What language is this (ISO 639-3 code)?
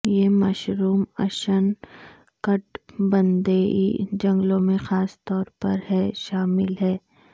urd